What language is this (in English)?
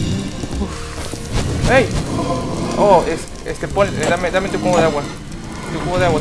Spanish